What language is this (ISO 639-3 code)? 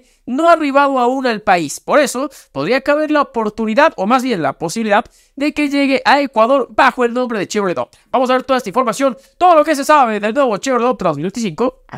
spa